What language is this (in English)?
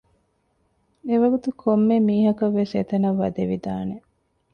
Divehi